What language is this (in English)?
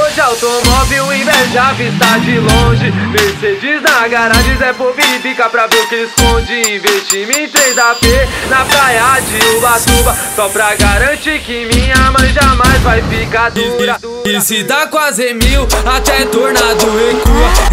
Portuguese